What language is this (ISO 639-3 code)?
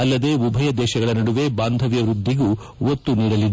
kan